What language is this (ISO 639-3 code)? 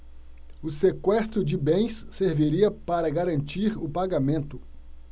por